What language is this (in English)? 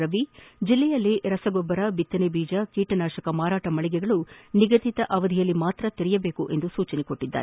Kannada